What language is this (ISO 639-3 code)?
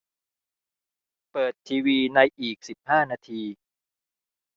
tha